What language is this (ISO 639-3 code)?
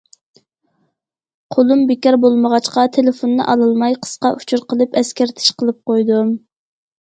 uig